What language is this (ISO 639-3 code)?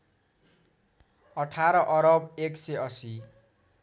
nep